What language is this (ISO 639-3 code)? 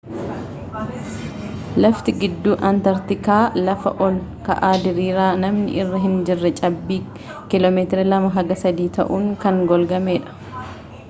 orm